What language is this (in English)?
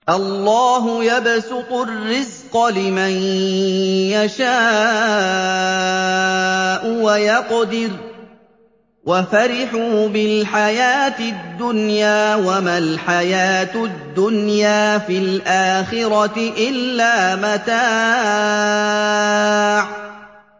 Arabic